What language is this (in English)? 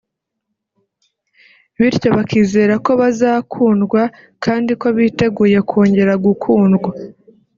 Kinyarwanda